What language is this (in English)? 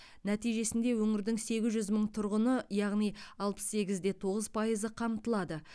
Kazakh